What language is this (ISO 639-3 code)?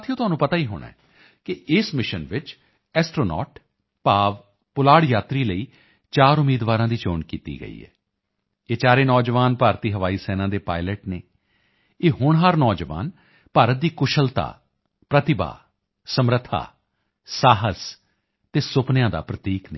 pan